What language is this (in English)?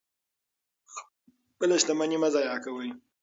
Pashto